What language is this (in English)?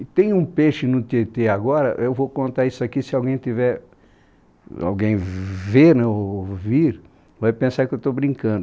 Portuguese